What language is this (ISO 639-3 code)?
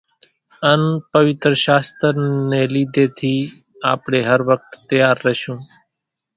gjk